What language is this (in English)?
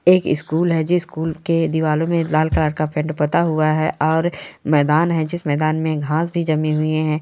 Marwari